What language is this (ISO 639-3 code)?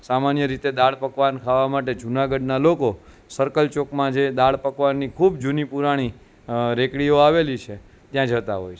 guj